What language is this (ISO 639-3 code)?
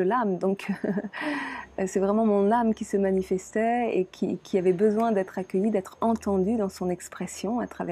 fra